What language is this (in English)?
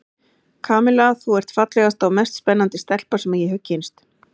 Icelandic